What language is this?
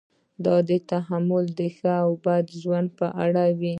Pashto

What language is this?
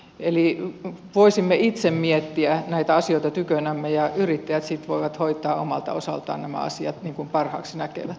Finnish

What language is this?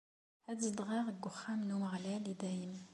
Kabyle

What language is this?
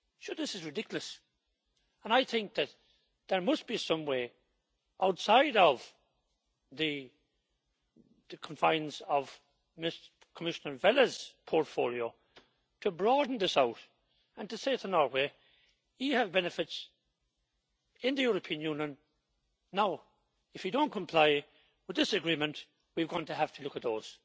English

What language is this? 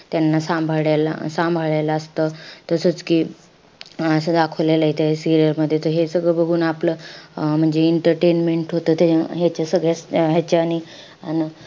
Marathi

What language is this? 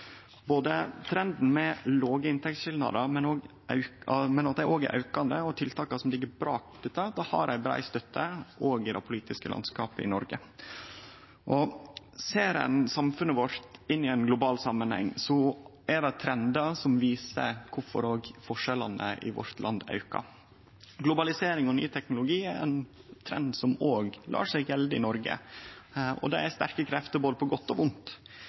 Norwegian Nynorsk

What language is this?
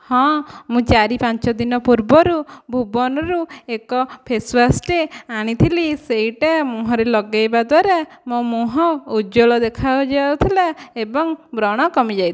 Odia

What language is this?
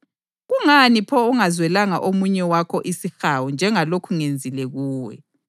North Ndebele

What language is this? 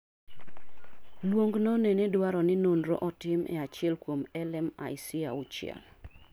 Luo (Kenya and Tanzania)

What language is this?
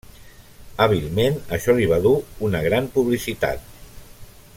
Catalan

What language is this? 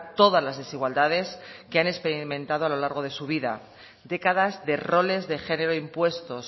Spanish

